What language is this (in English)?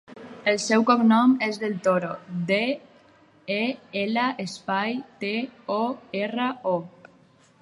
Catalan